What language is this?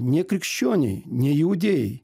Lithuanian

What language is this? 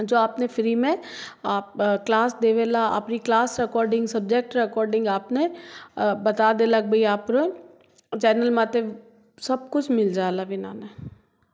Hindi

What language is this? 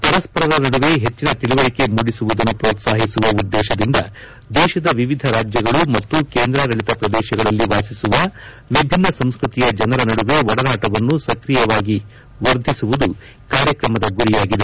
Kannada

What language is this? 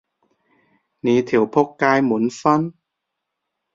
Cantonese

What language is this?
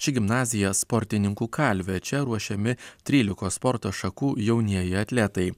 Lithuanian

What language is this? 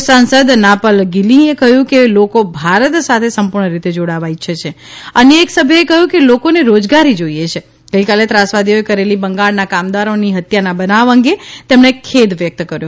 Gujarati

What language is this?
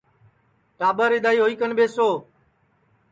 Sansi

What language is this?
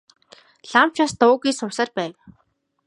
Mongolian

